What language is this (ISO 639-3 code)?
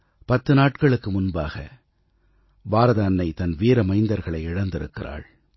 tam